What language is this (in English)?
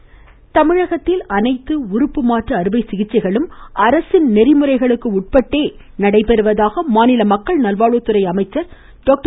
Tamil